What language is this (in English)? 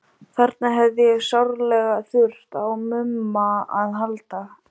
Icelandic